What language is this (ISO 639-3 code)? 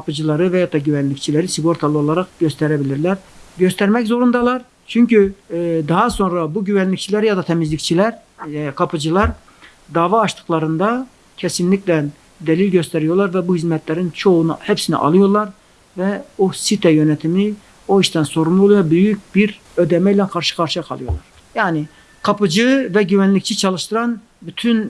tur